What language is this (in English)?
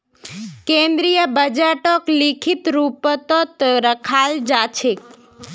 Magahi